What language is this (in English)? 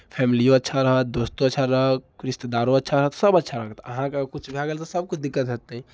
Maithili